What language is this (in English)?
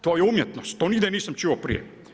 Croatian